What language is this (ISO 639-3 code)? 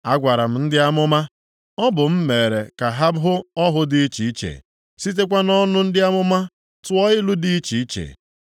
ibo